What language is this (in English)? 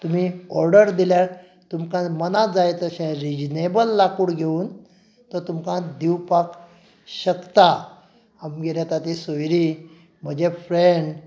Konkani